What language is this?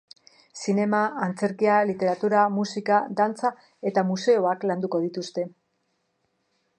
Basque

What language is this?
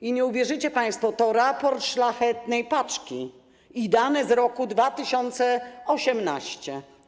Polish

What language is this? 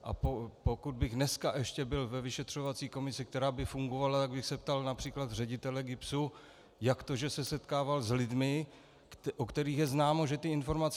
Czech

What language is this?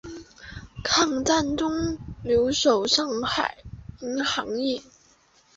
Chinese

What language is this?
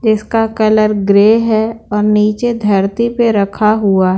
Hindi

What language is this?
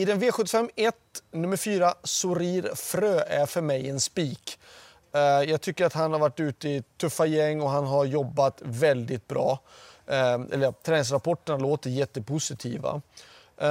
Swedish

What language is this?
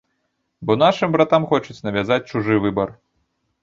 Belarusian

